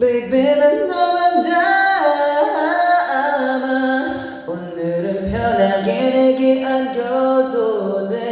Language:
Korean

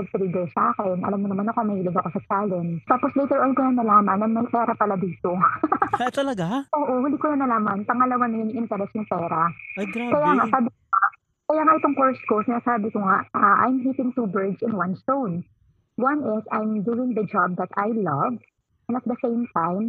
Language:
Filipino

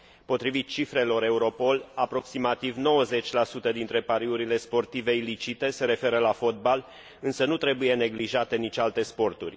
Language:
Romanian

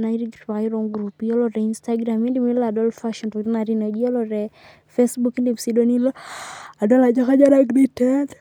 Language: Masai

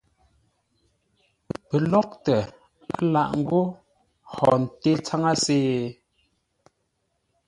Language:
Ngombale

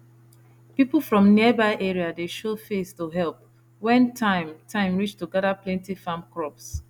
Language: Nigerian Pidgin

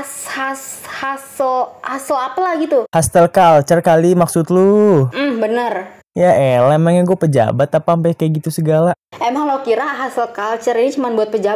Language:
Indonesian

